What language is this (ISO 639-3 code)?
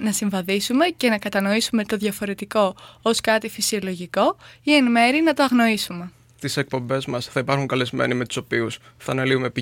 ell